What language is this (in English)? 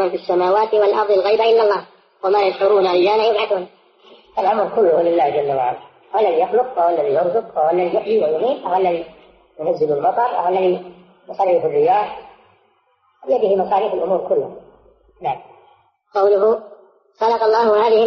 Arabic